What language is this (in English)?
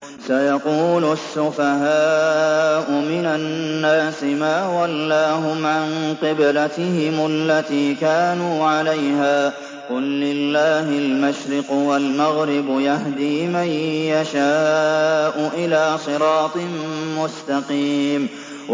Arabic